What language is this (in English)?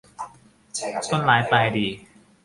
Thai